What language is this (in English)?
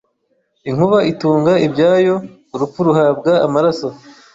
Kinyarwanda